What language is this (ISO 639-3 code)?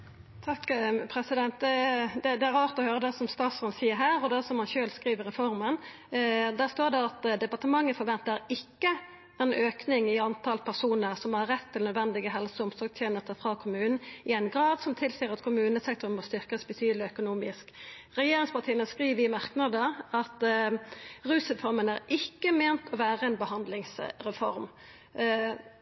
nno